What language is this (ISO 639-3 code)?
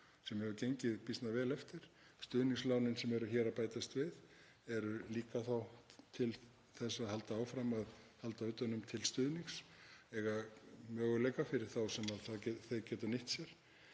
isl